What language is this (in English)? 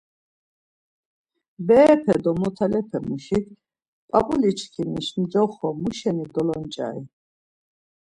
Laz